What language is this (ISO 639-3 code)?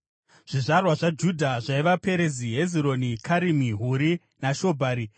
sna